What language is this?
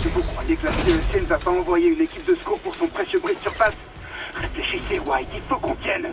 French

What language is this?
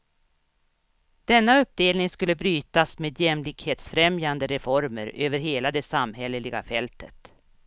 Swedish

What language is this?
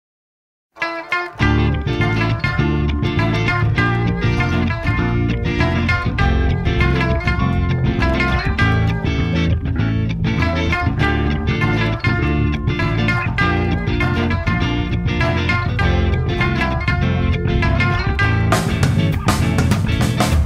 Ukrainian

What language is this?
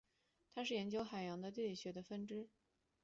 Chinese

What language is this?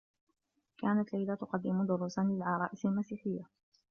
Arabic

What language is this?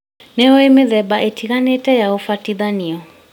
Kikuyu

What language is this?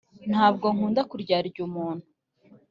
Kinyarwanda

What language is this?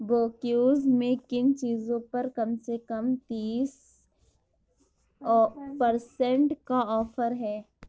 Urdu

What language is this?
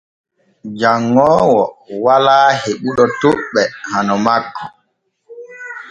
Borgu Fulfulde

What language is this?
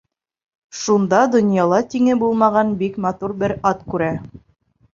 Bashkir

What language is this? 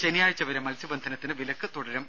Malayalam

